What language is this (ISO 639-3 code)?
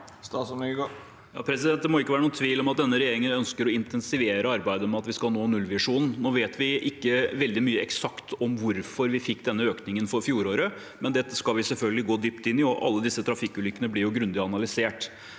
nor